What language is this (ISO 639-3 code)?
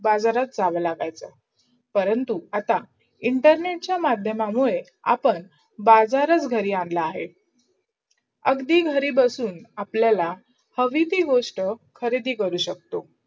mar